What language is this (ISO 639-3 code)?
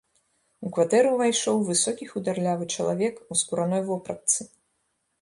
bel